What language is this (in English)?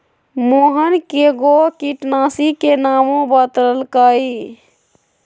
Magahi